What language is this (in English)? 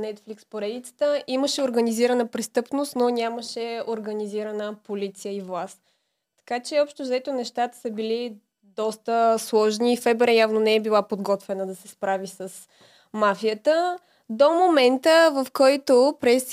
Bulgarian